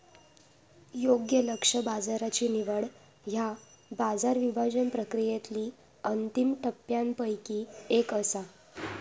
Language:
Marathi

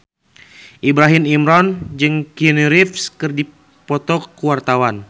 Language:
Sundanese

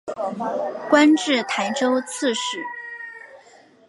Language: Chinese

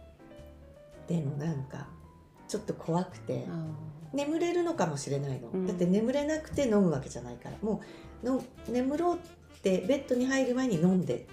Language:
Japanese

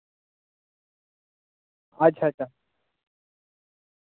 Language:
Dogri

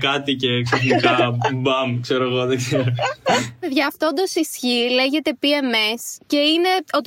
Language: Greek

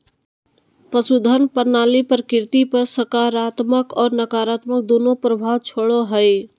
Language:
Magahi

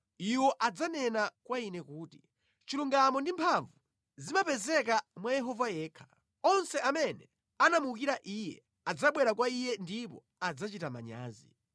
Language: Nyanja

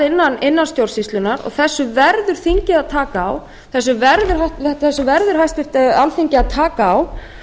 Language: Icelandic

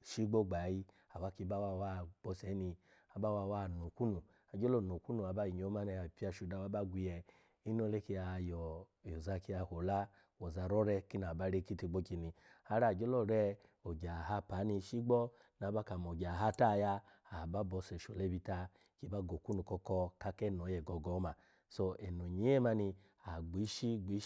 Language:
Alago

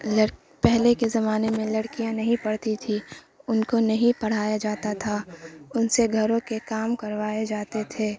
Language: Urdu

